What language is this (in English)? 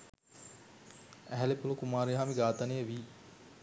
Sinhala